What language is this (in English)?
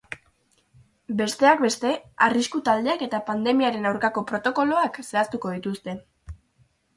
Basque